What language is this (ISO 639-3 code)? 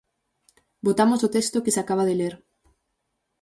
glg